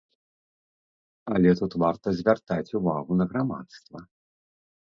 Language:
Belarusian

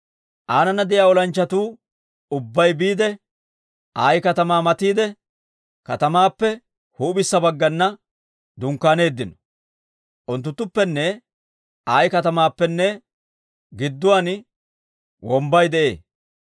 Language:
Dawro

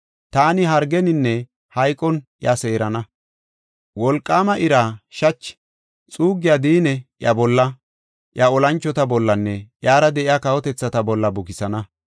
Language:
Gofa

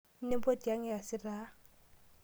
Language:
Masai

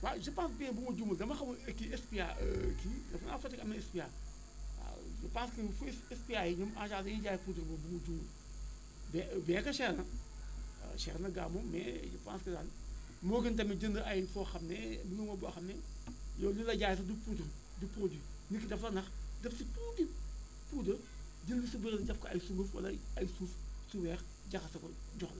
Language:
Wolof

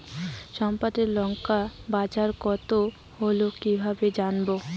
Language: Bangla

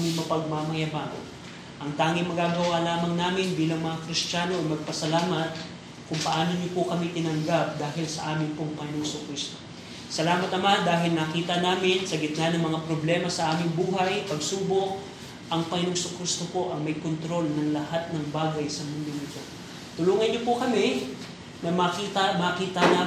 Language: Filipino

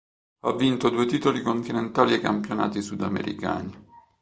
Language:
Italian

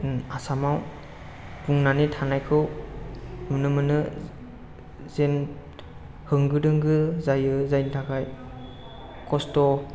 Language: Bodo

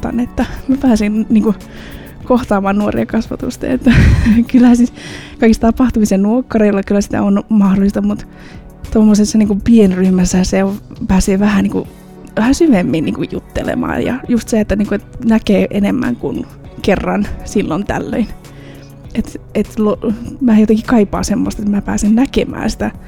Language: Finnish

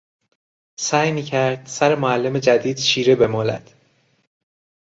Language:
Persian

